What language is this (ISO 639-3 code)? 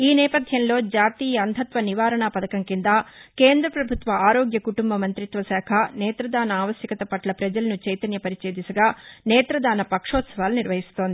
tel